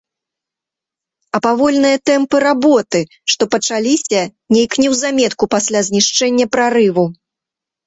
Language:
Belarusian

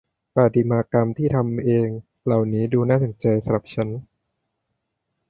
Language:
Thai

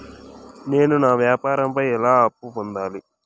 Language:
Telugu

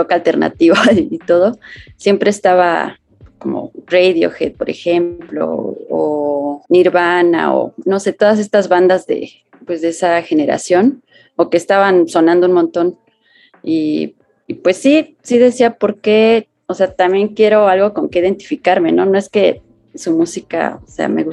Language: Spanish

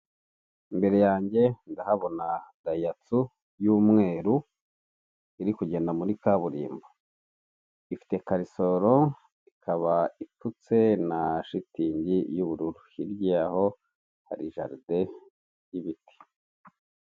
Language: Kinyarwanda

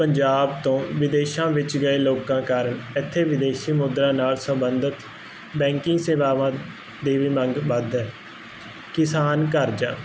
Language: Punjabi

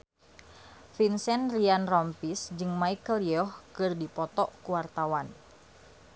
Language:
Sundanese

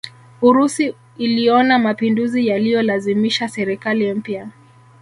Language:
Swahili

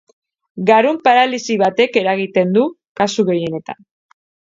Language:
Basque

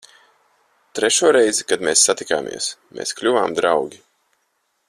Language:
Latvian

